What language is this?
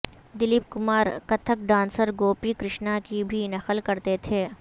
Urdu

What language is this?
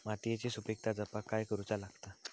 Marathi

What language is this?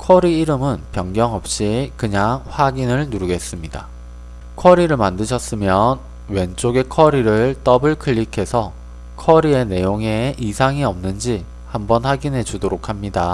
Korean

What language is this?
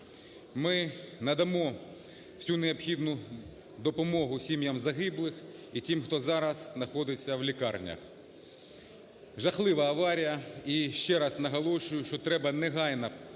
Ukrainian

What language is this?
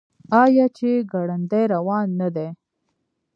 Pashto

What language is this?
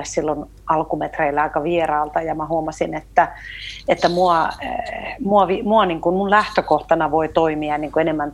Finnish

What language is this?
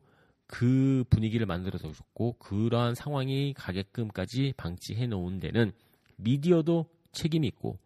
Korean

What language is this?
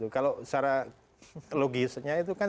Indonesian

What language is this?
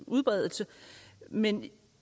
Danish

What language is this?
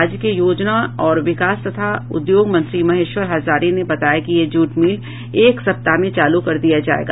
Hindi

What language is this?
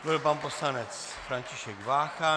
Czech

